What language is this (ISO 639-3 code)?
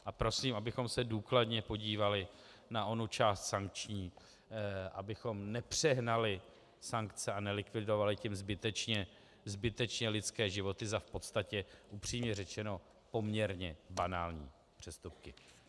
ces